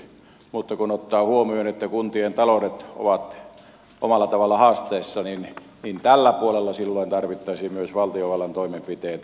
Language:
Finnish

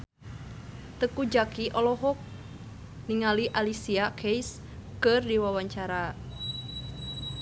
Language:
Sundanese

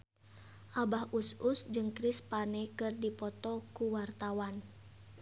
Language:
Sundanese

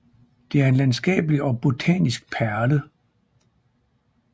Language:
Danish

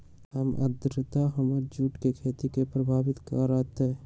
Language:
Magahi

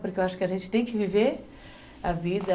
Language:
Portuguese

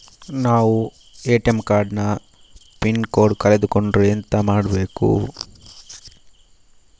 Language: Kannada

